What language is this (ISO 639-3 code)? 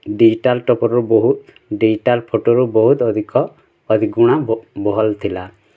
ori